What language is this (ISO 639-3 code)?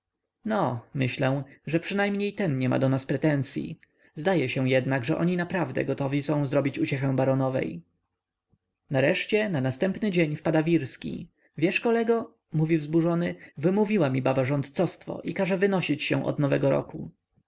pol